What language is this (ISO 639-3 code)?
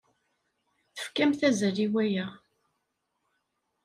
kab